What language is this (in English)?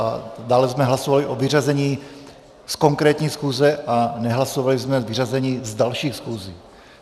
Czech